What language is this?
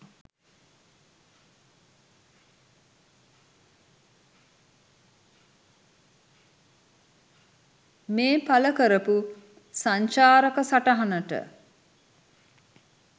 Sinhala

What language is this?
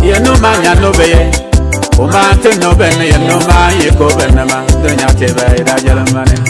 Indonesian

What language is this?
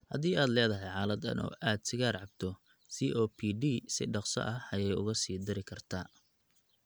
Somali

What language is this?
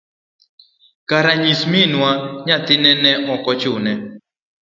Luo (Kenya and Tanzania)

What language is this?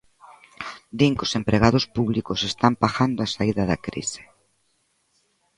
Galician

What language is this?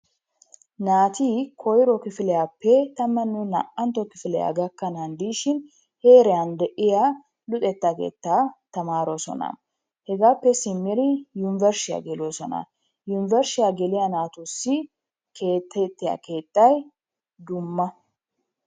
Wolaytta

